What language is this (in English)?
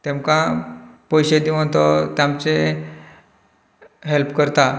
Konkani